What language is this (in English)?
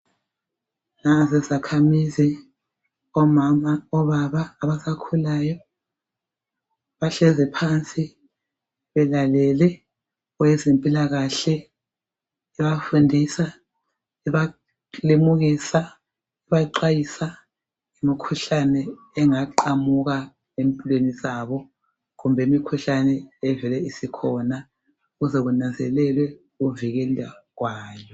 North Ndebele